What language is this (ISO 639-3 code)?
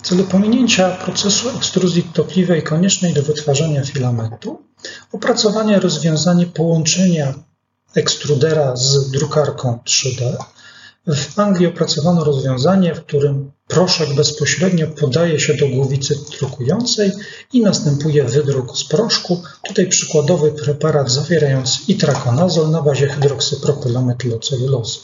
pol